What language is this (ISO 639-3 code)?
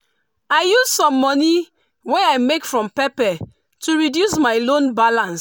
pcm